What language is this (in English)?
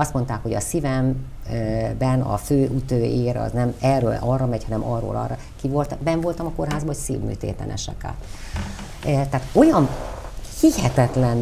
Hungarian